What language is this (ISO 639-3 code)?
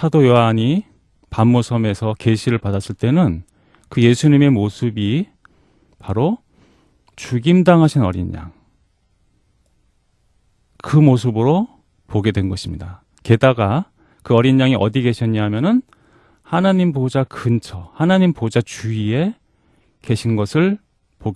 kor